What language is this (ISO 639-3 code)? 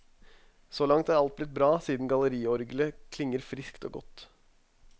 nor